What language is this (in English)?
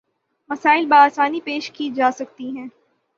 Urdu